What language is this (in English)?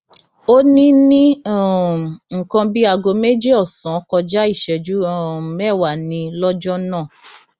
Yoruba